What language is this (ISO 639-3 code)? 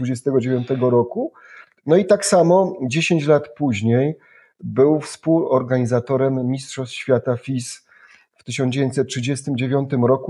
pol